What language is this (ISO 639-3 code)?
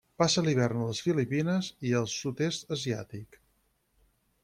cat